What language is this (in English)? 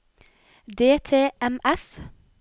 Norwegian